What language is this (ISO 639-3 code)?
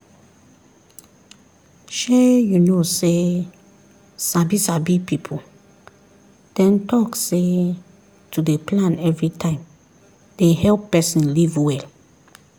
pcm